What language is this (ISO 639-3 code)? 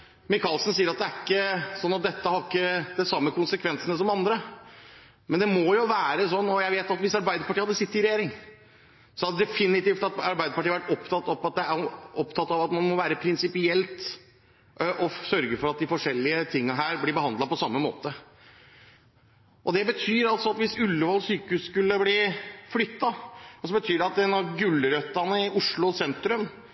nob